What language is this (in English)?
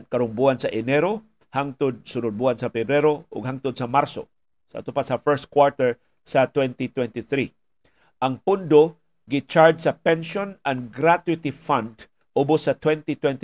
Filipino